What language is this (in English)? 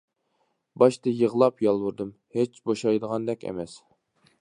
Uyghur